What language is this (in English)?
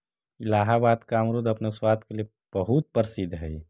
Magahi